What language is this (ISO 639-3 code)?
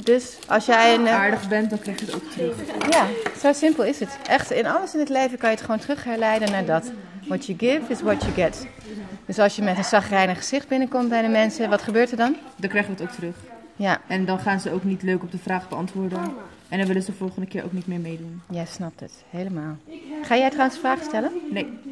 nld